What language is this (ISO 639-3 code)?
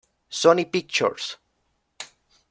spa